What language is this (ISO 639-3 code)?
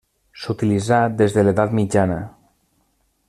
cat